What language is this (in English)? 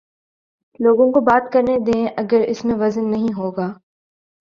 Urdu